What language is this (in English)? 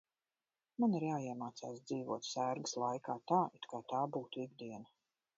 Latvian